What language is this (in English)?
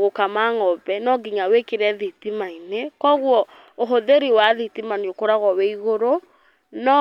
Kikuyu